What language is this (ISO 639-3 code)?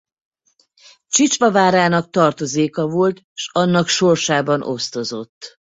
hun